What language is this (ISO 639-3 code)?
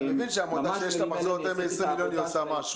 heb